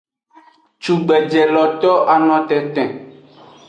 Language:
Aja (Benin)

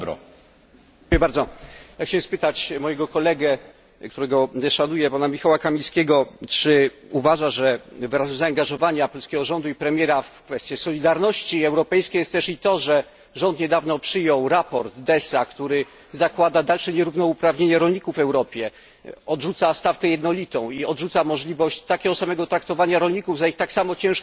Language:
Polish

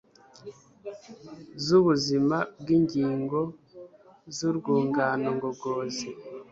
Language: Kinyarwanda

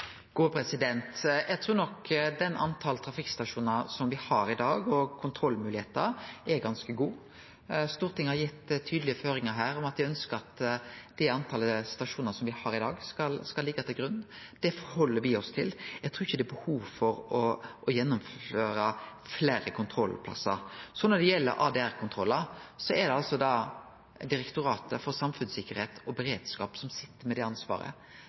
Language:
Norwegian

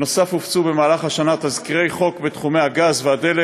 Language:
Hebrew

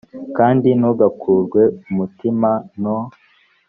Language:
Kinyarwanda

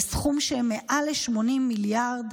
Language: Hebrew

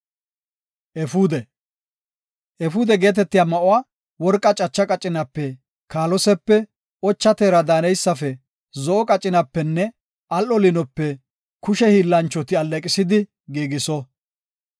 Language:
Gofa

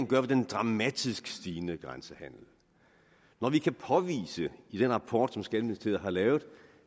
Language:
Danish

